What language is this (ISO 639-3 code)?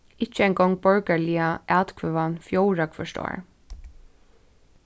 fao